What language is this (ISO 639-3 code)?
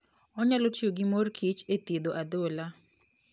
luo